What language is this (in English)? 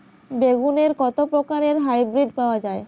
Bangla